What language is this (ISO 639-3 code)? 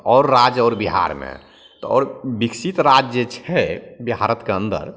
mai